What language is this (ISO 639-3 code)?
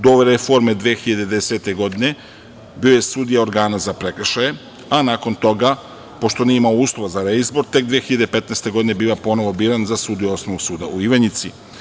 srp